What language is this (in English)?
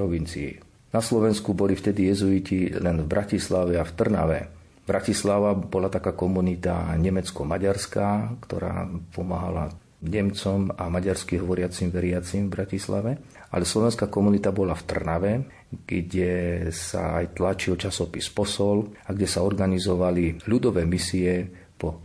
Slovak